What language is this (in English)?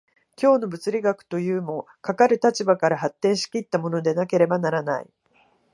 Japanese